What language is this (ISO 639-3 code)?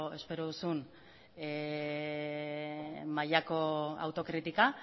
eus